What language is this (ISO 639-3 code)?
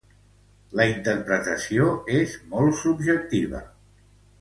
cat